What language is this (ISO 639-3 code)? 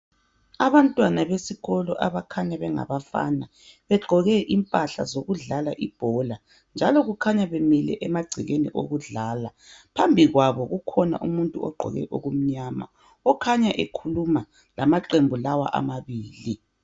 nde